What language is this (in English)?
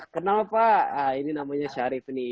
Indonesian